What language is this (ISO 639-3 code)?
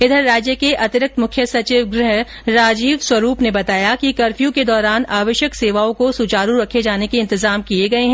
hin